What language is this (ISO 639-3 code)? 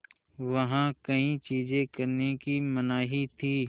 hin